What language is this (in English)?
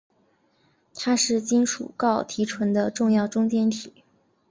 Chinese